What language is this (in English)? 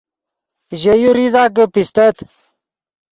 Yidgha